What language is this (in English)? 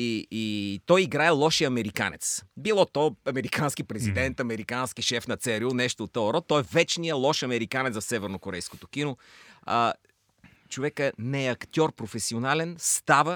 Bulgarian